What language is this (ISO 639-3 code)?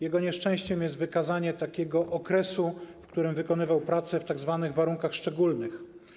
pol